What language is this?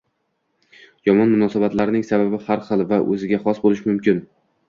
Uzbek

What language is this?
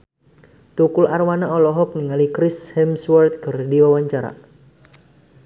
Sundanese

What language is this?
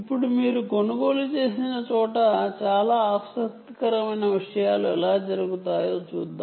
Telugu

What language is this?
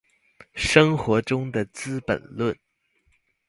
Chinese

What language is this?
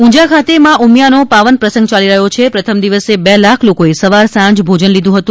Gujarati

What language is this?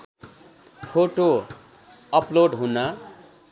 Nepali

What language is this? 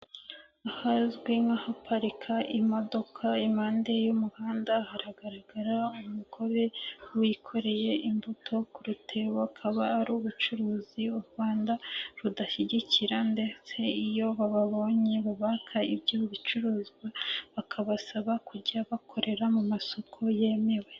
Kinyarwanda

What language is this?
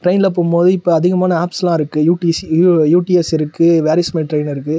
Tamil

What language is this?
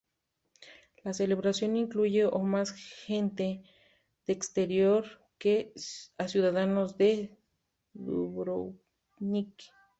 Spanish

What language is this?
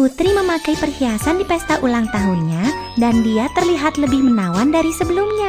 Indonesian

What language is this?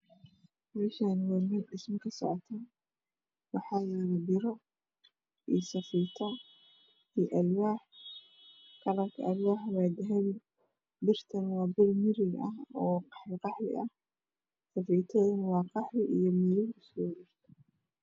Somali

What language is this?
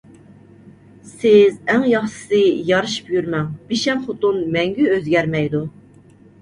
Uyghur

